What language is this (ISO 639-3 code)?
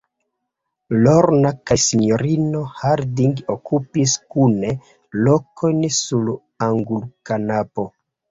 epo